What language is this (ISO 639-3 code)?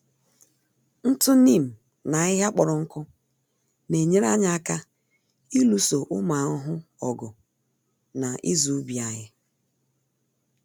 ibo